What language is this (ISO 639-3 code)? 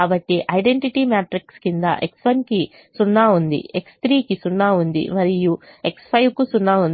tel